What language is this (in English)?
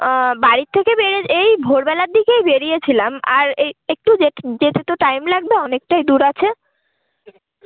Bangla